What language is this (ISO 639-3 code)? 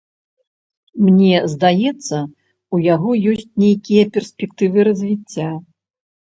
bel